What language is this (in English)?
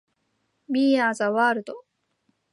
Japanese